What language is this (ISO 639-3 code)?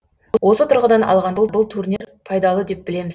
kaz